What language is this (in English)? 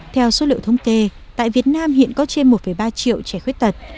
Vietnamese